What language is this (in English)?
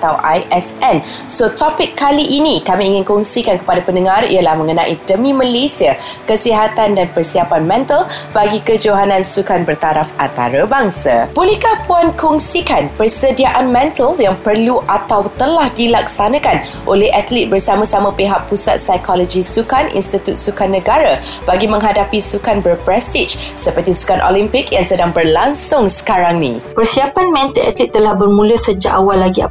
Malay